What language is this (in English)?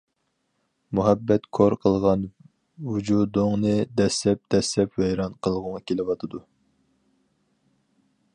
Uyghur